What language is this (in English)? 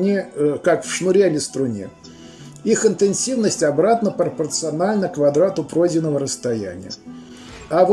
Russian